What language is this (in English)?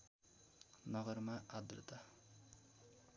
Nepali